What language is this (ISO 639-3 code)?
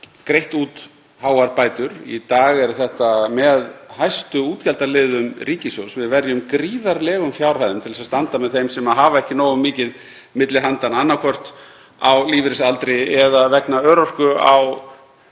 isl